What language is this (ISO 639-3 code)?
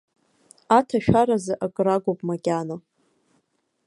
abk